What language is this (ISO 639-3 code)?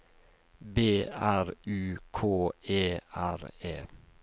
nor